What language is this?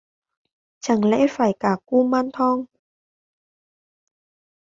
Vietnamese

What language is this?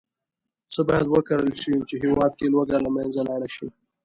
Pashto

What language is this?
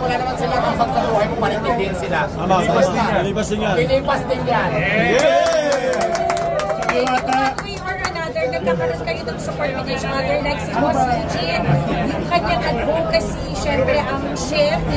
Filipino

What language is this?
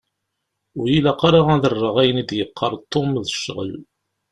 Kabyle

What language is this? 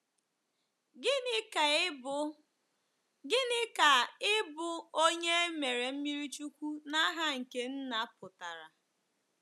Igbo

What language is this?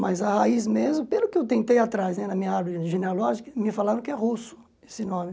Portuguese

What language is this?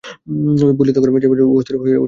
Bangla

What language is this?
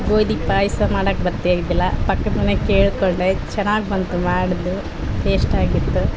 Kannada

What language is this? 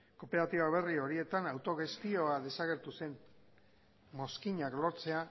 Basque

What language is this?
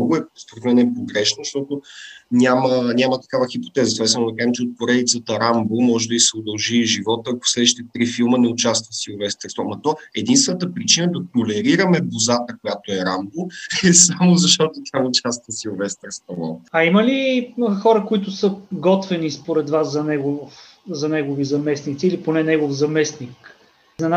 Bulgarian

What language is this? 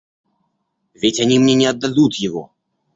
Russian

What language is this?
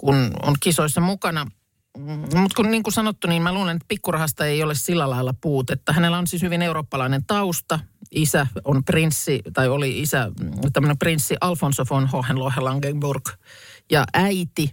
Finnish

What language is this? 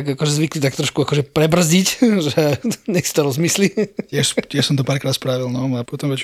Slovak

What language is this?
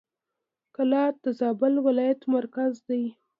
Pashto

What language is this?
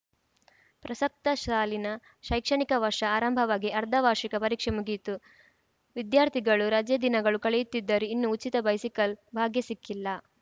Kannada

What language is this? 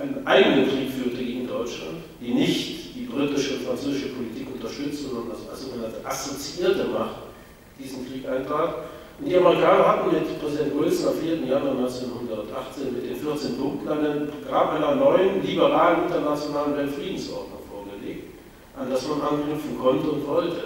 German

